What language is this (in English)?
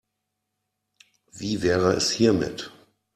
German